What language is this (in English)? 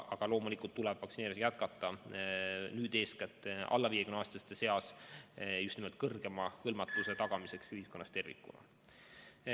Estonian